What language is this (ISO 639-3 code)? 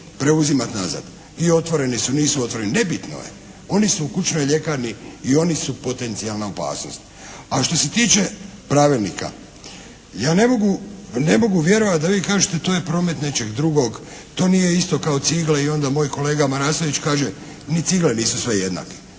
hrv